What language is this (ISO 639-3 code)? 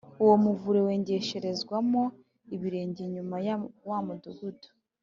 kin